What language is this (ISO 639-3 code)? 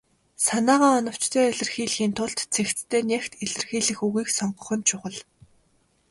mon